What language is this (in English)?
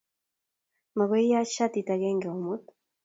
Kalenjin